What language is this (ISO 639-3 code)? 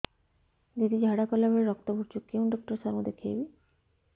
ori